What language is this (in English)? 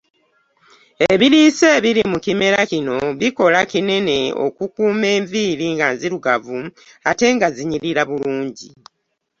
Ganda